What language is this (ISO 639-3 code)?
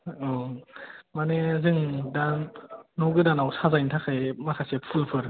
brx